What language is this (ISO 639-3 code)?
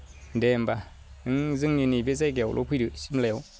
brx